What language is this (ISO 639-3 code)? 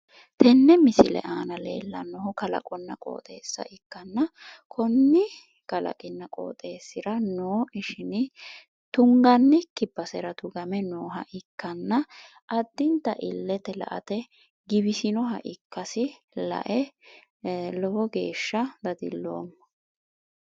sid